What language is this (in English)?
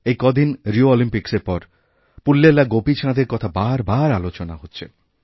Bangla